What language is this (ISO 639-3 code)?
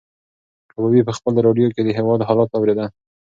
pus